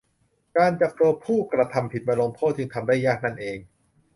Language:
Thai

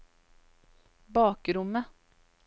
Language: Norwegian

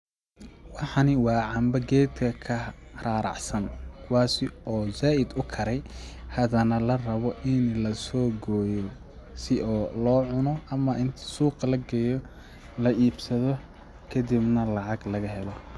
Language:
Somali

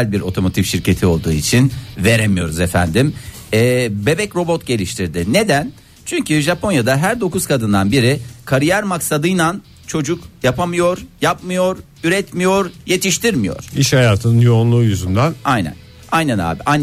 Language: Turkish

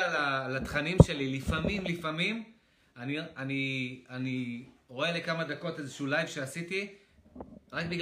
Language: Hebrew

